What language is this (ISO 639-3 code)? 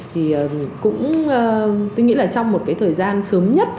vie